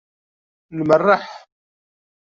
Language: Kabyle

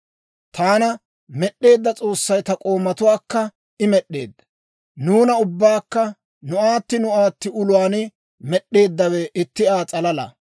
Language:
Dawro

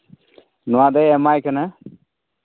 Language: Santali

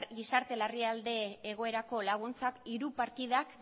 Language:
Basque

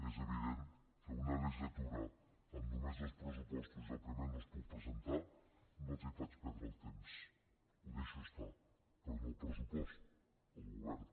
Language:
Catalan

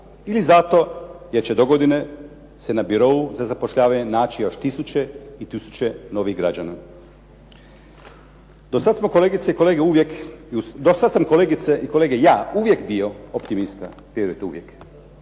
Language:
Croatian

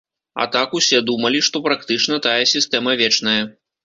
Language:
Belarusian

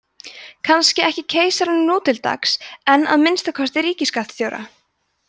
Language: Icelandic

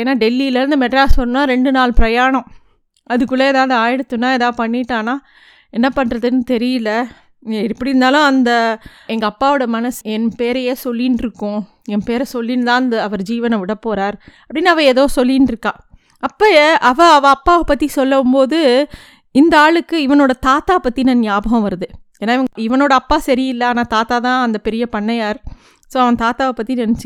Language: Tamil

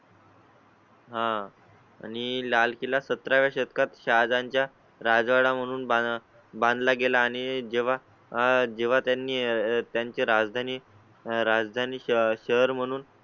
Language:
Marathi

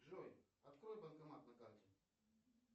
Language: Russian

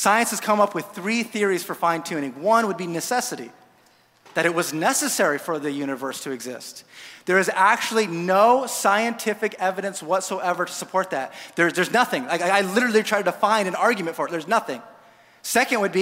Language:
English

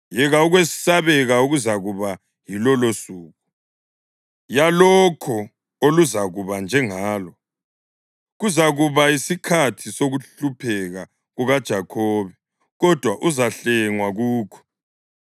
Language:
North Ndebele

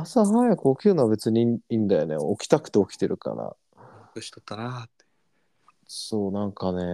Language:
Japanese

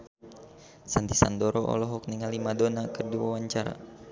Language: Sundanese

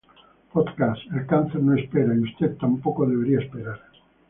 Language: Spanish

